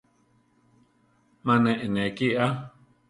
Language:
Central Tarahumara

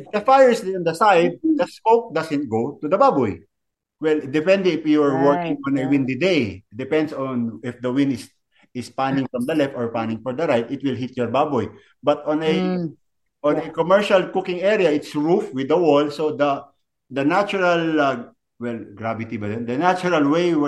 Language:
Filipino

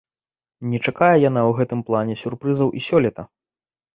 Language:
Belarusian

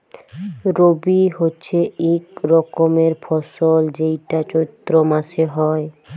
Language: Bangla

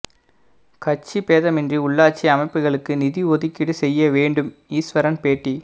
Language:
Tamil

